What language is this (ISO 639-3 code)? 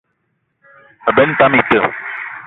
eto